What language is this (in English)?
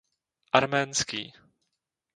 Czech